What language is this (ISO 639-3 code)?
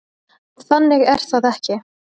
isl